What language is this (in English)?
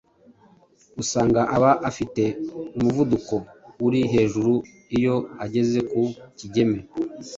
Kinyarwanda